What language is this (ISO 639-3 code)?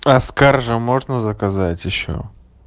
rus